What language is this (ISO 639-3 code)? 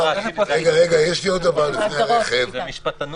heb